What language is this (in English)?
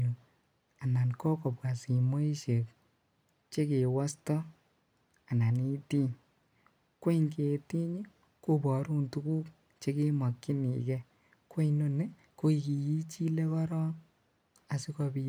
Kalenjin